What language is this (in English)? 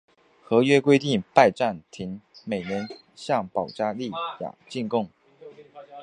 Chinese